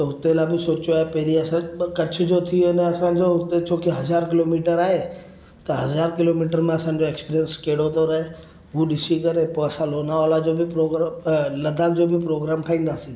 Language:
Sindhi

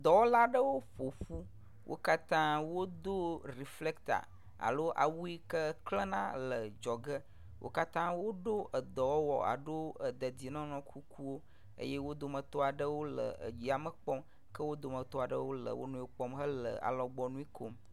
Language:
Ewe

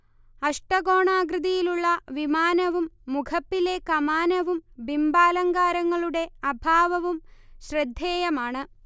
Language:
Malayalam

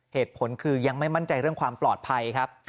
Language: Thai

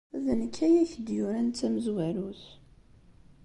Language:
Kabyle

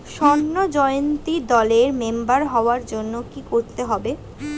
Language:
Bangla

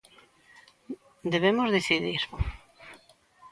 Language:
Galician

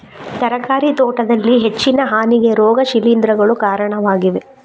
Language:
Kannada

